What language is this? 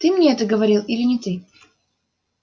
Russian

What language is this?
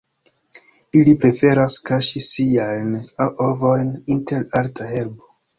Esperanto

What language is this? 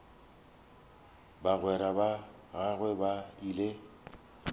Northern Sotho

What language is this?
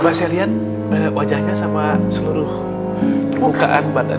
Indonesian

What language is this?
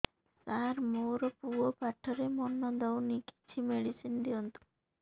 Odia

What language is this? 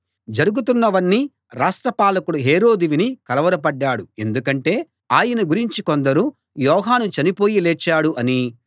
Telugu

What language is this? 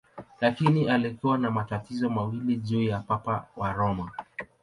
Swahili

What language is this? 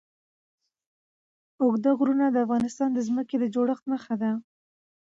Pashto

